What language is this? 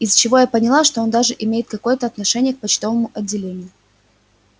Russian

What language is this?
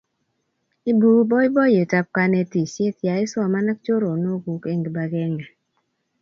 Kalenjin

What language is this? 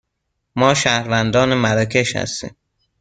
Persian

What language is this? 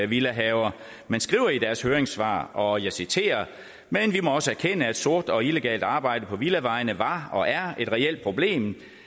Danish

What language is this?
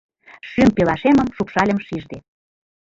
Mari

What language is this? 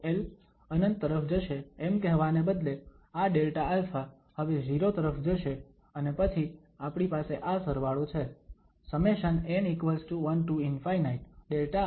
Gujarati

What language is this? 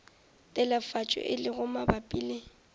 Northern Sotho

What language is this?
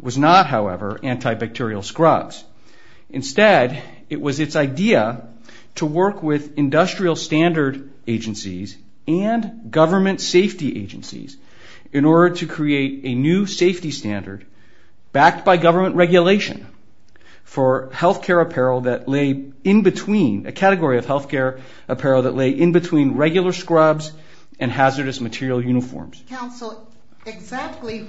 English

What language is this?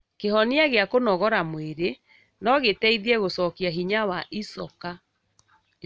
Kikuyu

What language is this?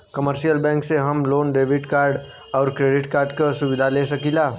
Bhojpuri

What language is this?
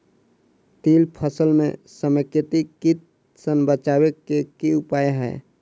Maithili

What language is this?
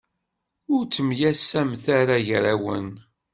Kabyle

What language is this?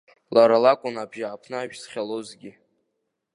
Abkhazian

